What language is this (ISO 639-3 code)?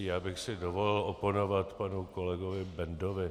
ces